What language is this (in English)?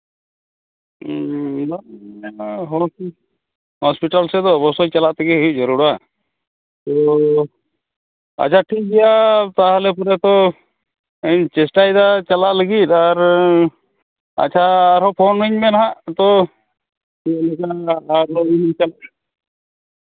Santali